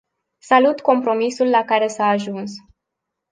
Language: Romanian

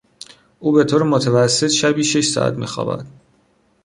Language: Persian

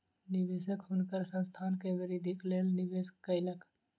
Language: Maithili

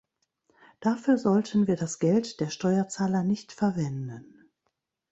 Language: German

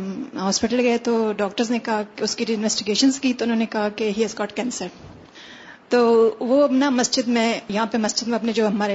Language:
Urdu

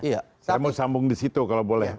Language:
Indonesian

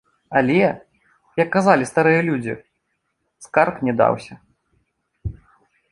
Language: Belarusian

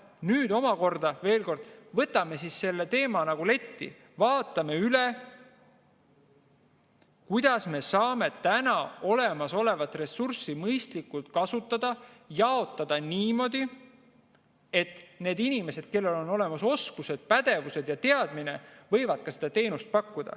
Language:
Estonian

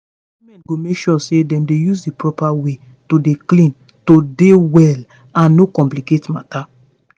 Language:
Nigerian Pidgin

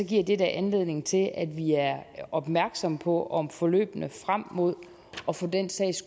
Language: Danish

